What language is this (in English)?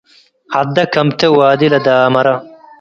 Tigre